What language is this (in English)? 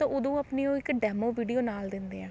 Punjabi